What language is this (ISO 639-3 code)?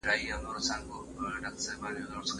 pus